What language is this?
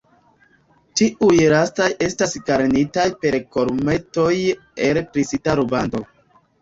Esperanto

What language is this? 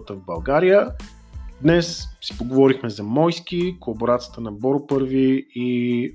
Bulgarian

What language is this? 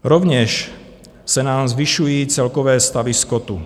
Czech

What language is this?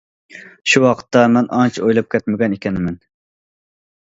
Uyghur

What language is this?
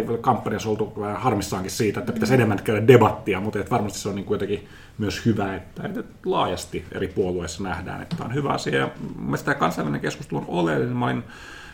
Finnish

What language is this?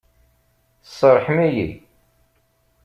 Kabyle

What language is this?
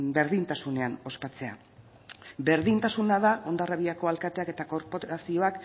Basque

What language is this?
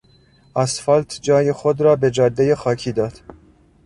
Persian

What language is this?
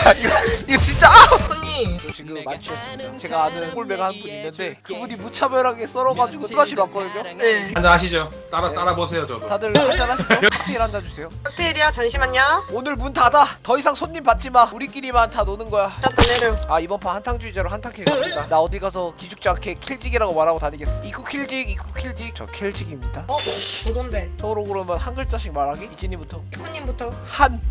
Korean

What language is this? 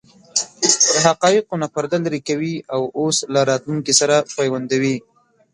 Pashto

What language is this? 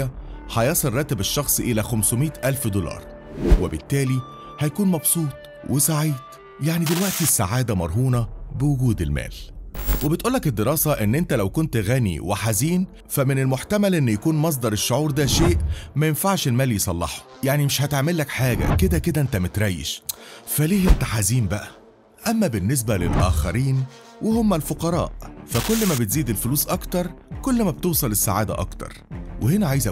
Arabic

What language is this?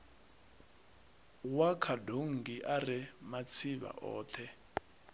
Venda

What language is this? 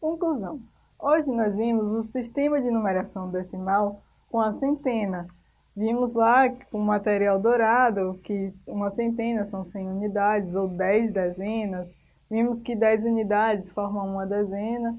Portuguese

